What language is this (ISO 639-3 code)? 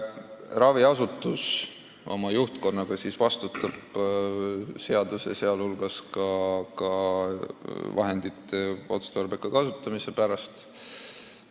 est